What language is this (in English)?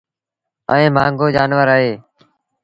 Sindhi Bhil